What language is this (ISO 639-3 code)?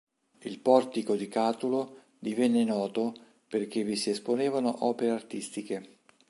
ita